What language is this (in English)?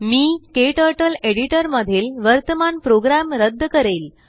Marathi